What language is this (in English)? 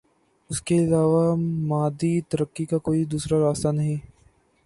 Urdu